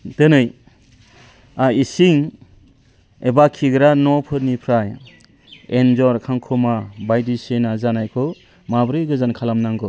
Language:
Bodo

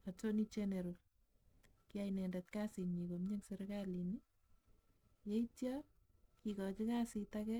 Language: Kalenjin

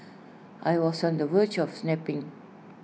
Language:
English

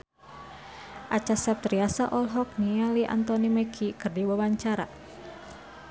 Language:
Sundanese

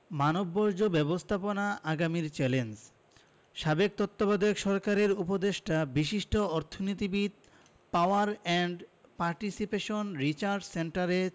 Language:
Bangla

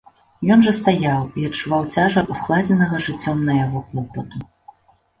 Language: Belarusian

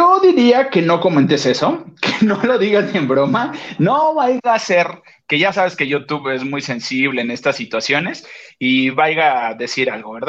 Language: Spanish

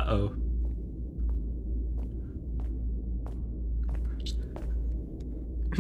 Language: German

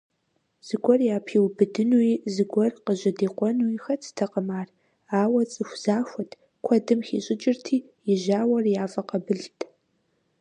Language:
Kabardian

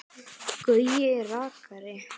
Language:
Icelandic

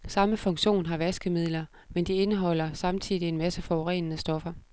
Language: Danish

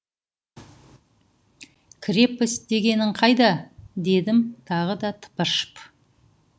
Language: Kazakh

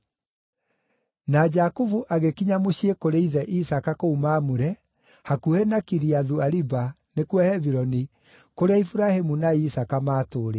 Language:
Kikuyu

